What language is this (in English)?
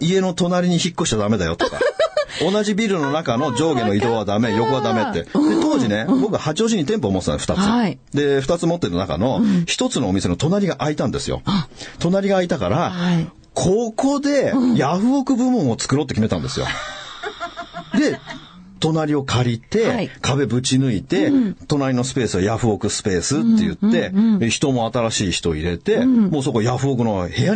Japanese